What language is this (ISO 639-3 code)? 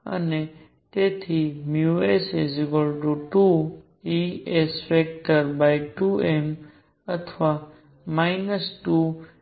guj